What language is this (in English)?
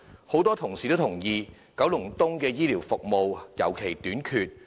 Cantonese